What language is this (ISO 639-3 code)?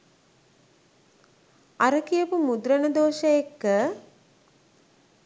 sin